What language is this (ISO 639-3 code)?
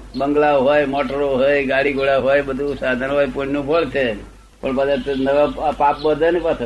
guj